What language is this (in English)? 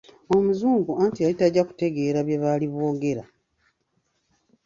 Ganda